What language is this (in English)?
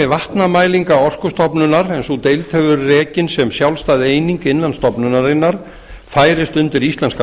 Icelandic